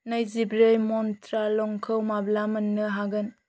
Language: Bodo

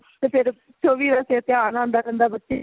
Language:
Punjabi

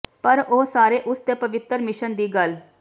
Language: Punjabi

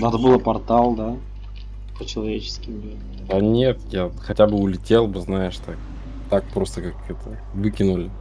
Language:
Russian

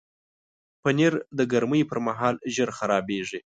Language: Pashto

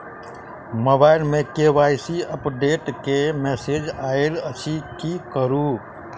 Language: Maithili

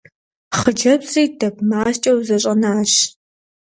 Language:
Kabardian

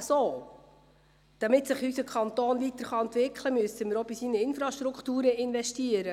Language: Swiss German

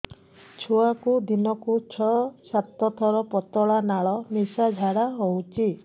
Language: Odia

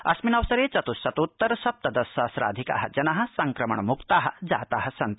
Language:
Sanskrit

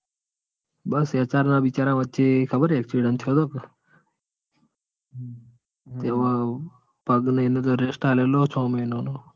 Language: Gujarati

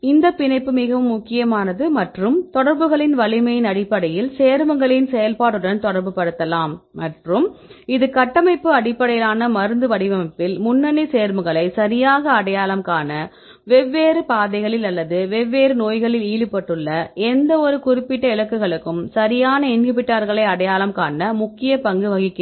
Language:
Tamil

